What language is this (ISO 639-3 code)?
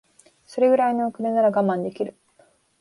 jpn